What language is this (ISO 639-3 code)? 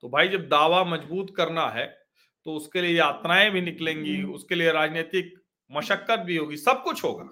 hin